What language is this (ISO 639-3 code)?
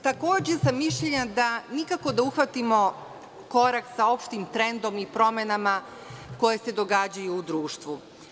srp